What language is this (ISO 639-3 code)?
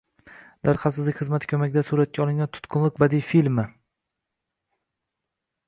uzb